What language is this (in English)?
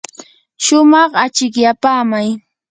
Yanahuanca Pasco Quechua